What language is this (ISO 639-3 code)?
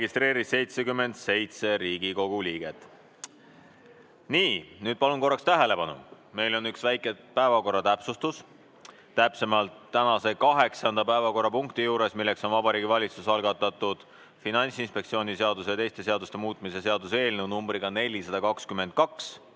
est